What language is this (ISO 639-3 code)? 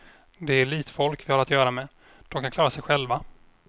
swe